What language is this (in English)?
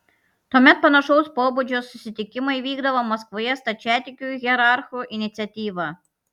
Lithuanian